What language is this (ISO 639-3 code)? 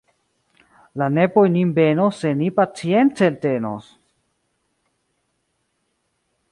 epo